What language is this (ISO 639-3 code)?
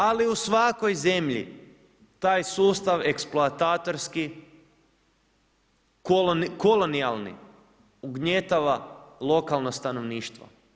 hrv